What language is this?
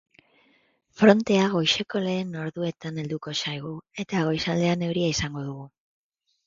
Basque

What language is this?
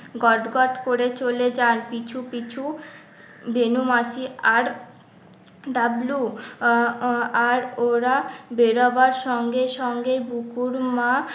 Bangla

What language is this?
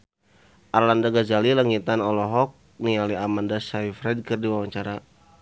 Sundanese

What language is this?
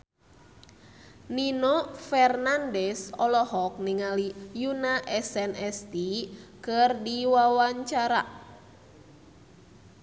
Sundanese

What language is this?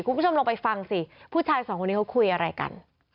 Thai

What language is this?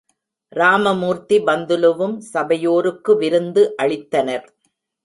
Tamil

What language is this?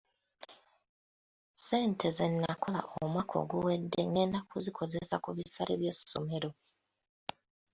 Ganda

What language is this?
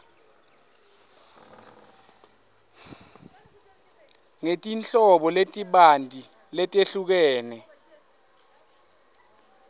Swati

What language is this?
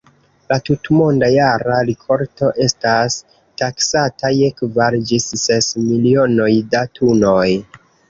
Esperanto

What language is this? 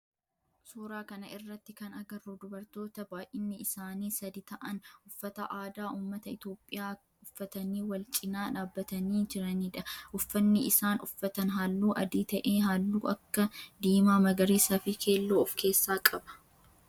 Oromo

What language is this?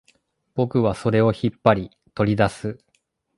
Japanese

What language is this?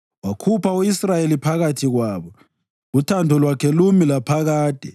North Ndebele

